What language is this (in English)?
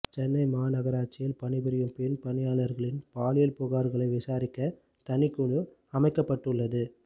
Tamil